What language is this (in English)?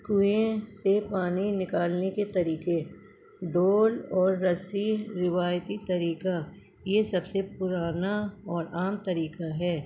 Urdu